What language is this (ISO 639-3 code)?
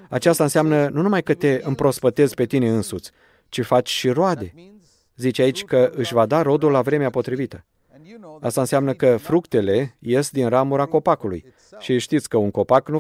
ron